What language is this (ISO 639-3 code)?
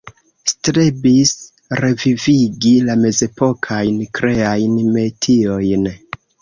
epo